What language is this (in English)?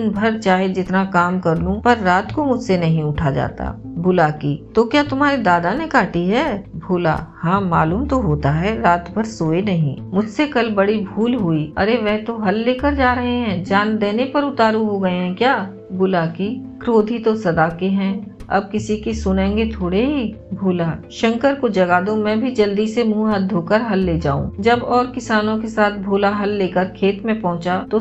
Hindi